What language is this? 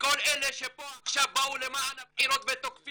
Hebrew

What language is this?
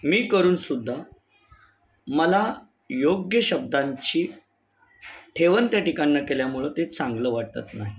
Marathi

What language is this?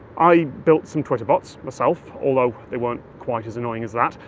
English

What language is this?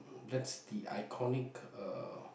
English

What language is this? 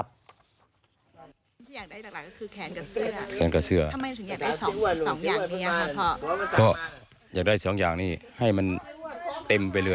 Thai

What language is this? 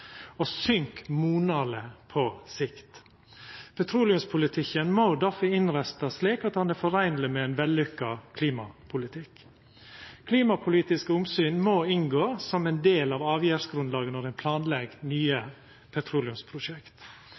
Norwegian Nynorsk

